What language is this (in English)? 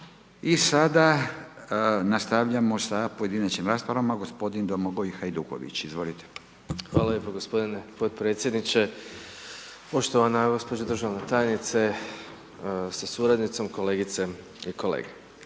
Croatian